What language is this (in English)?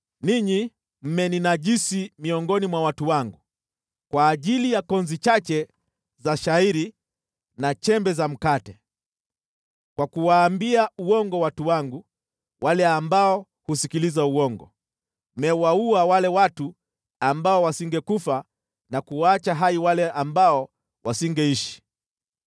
Swahili